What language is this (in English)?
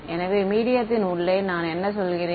Tamil